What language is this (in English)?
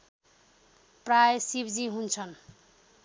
Nepali